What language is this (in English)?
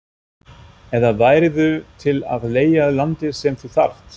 Icelandic